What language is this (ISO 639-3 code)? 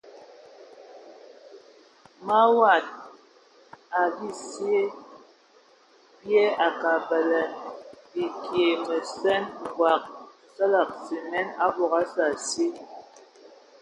ewo